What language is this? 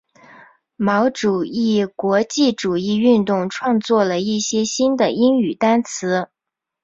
Chinese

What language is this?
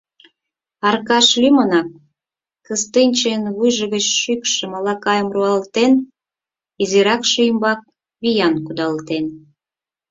Mari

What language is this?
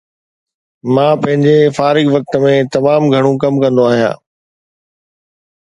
Sindhi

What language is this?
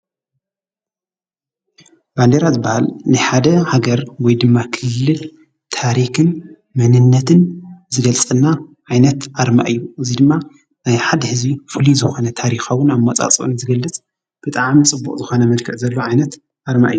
Tigrinya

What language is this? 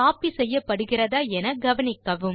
Tamil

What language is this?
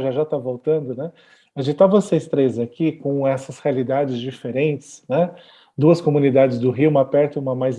Portuguese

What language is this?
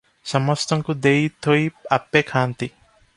Odia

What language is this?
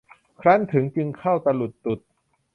Thai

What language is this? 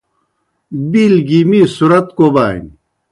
Kohistani Shina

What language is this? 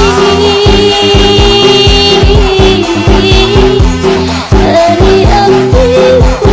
Indonesian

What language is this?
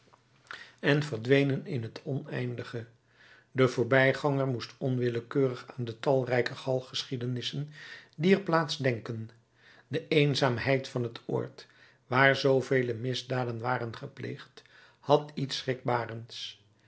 Dutch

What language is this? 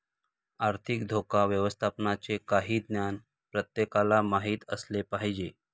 Marathi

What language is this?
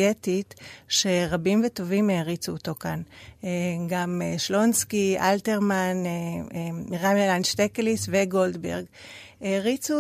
Hebrew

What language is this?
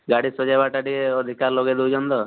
Odia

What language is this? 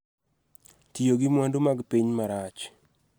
Luo (Kenya and Tanzania)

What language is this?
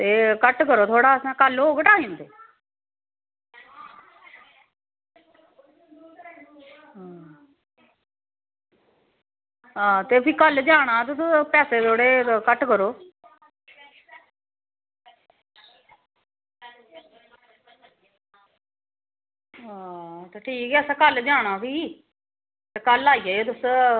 Dogri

